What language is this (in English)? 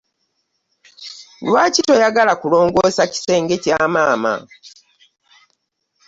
Ganda